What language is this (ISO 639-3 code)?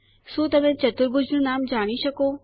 guj